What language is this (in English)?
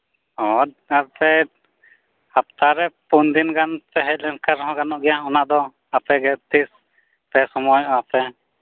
Santali